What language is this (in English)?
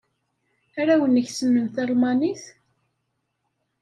Kabyle